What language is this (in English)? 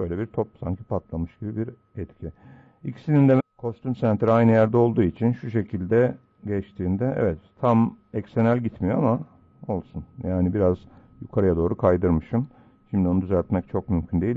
Turkish